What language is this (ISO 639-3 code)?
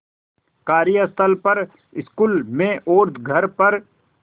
hin